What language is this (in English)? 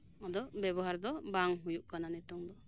Santali